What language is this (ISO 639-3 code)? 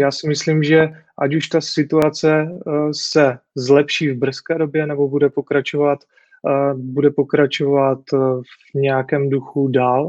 ces